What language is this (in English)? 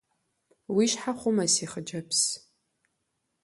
Kabardian